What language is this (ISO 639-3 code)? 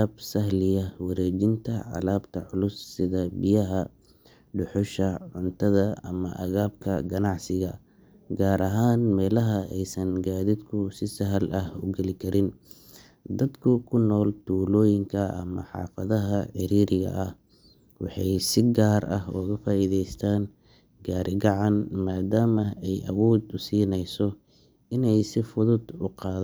som